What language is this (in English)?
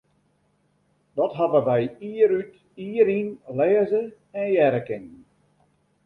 Western Frisian